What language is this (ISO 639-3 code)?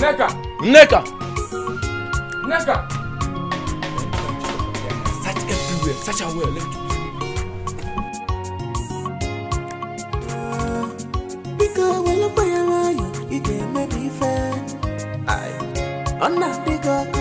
eng